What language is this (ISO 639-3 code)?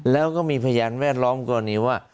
tha